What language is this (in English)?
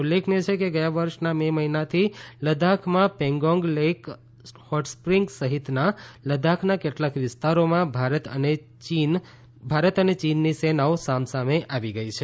Gujarati